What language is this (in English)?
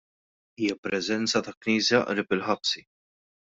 Maltese